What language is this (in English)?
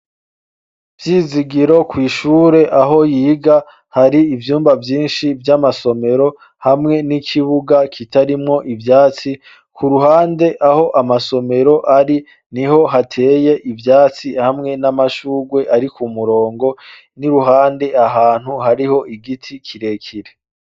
Rundi